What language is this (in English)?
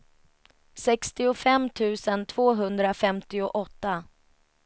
Swedish